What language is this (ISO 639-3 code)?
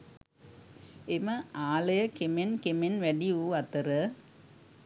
sin